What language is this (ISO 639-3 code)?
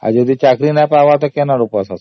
ori